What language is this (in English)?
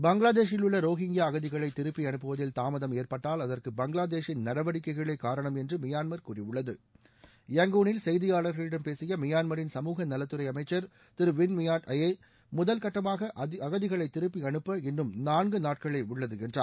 Tamil